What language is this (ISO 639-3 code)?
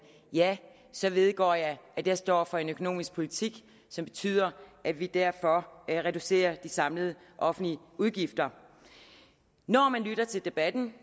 dan